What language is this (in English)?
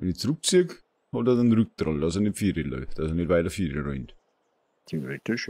German